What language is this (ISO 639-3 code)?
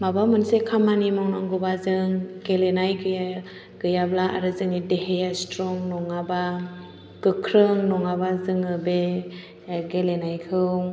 brx